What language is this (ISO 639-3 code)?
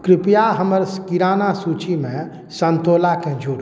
mai